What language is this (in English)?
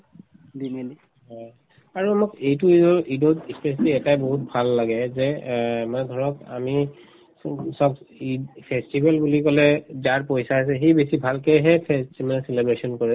Assamese